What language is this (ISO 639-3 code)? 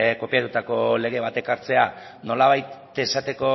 eus